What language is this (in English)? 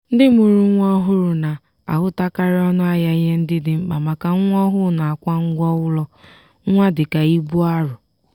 Igbo